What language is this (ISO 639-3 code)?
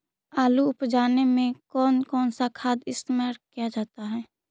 mag